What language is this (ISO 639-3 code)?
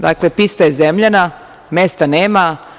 srp